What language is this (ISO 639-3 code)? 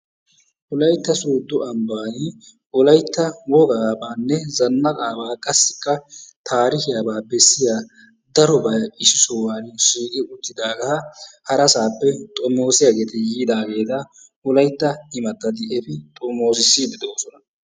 wal